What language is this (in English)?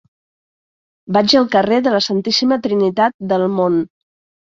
Catalan